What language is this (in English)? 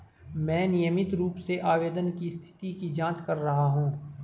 Hindi